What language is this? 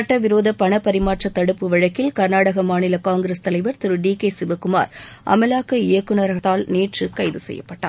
Tamil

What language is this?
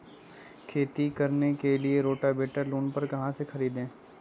Magahi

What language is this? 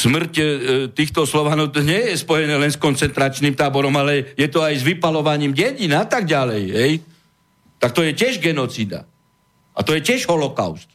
Slovak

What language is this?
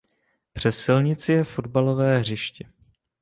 Czech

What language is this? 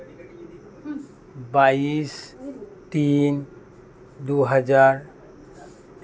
Santali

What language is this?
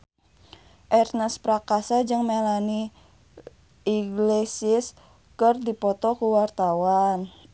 Sundanese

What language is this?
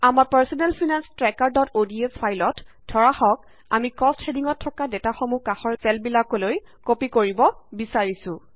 Assamese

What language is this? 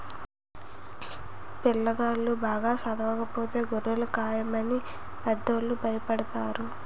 Telugu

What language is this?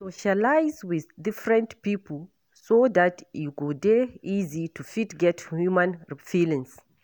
Nigerian Pidgin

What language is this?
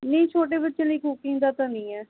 Punjabi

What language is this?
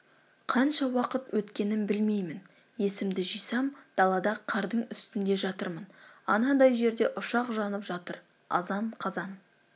Kazakh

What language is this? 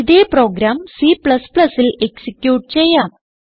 Malayalam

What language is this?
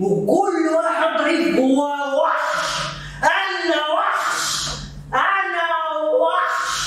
Arabic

